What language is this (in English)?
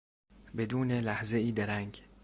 Persian